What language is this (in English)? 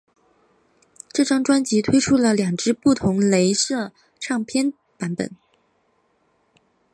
Chinese